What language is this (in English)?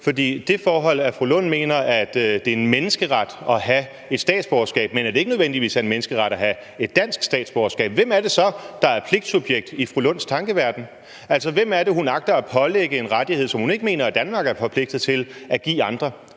Danish